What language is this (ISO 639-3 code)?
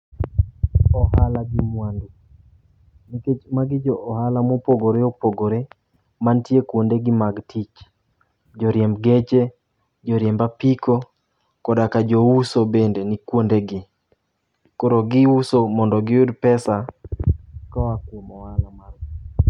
luo